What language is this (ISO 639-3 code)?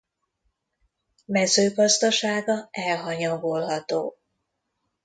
hun